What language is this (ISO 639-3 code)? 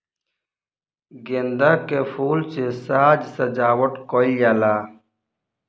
bho